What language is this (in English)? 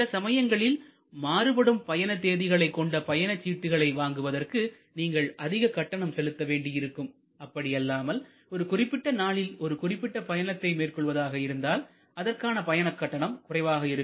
Tamil